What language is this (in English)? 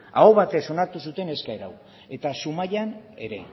Basque